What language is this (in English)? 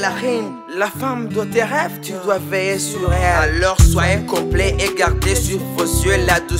French